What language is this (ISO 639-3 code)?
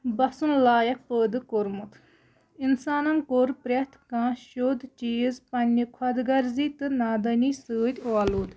kas